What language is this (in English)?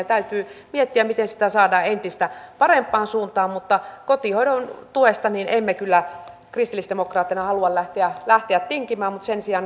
Finnish